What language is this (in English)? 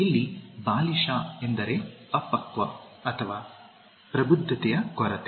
Kannada